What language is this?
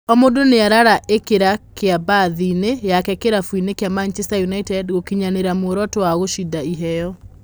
Kikuyu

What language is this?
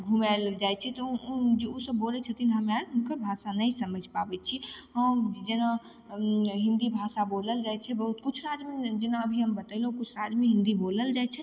Maithili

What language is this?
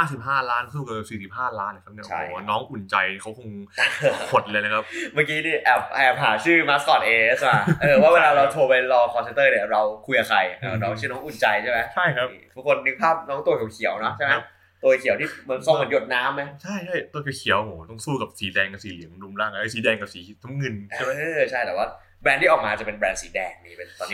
Thai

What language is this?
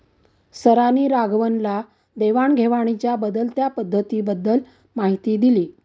Marathi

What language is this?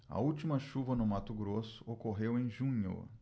Portuguese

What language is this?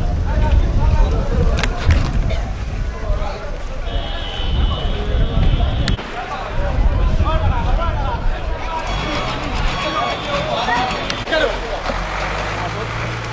Spanish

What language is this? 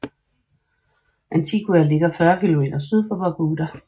Danish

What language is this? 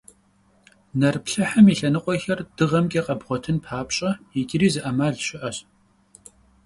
Kabardian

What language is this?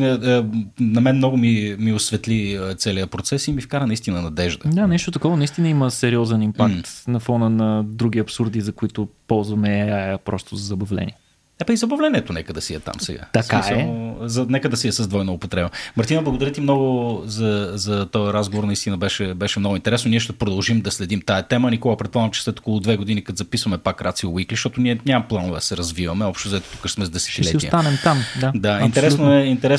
Bulgarian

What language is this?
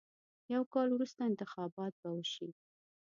Pashto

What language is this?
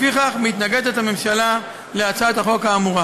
Hebrew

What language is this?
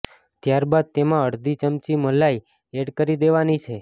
Gujarati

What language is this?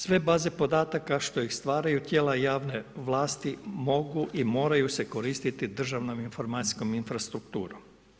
Croatian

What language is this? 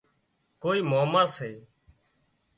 Wadiyara Koli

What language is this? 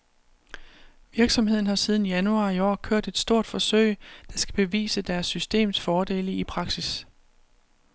Danish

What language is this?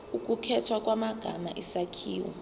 Zulu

